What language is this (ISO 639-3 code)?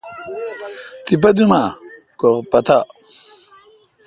xka